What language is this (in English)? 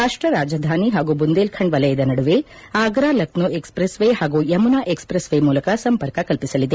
Kannada